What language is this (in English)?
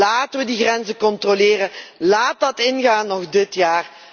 Dutch